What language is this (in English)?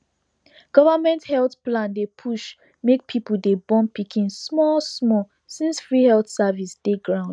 Nigerian Pidgin